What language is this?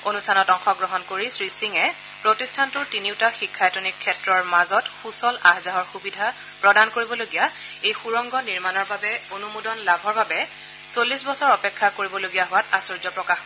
Assamese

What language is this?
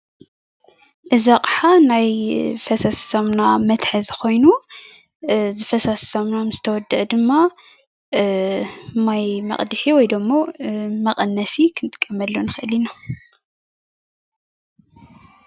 Tigrinya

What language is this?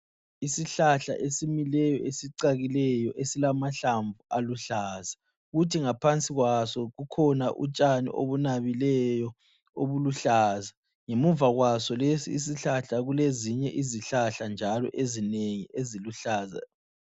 North Ndebele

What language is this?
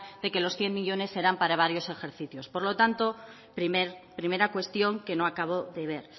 Spanish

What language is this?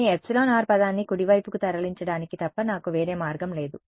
Telugu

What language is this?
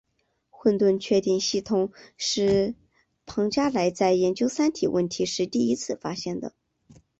Chinese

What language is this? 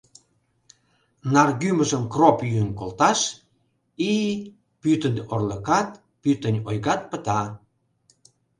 Mari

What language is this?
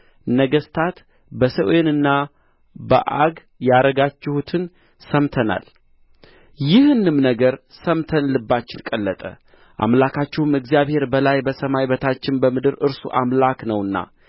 Amharic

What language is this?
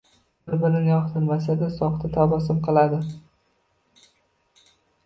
Uzbek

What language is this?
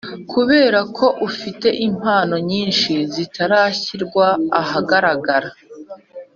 Kinyarwanda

